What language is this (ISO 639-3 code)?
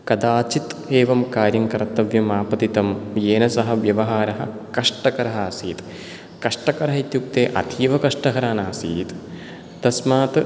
san